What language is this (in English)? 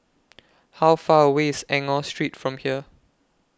English